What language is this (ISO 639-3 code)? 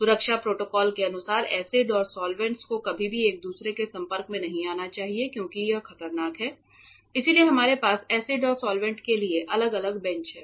hin